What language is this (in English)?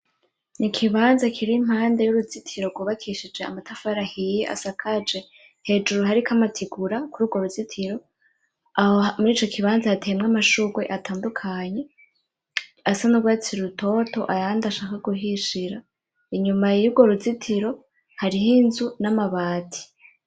Rundi